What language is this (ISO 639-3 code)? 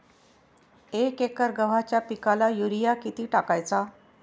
mar